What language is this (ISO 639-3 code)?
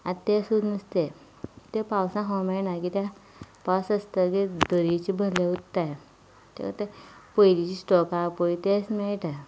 kok